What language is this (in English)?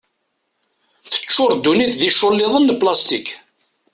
Kabyle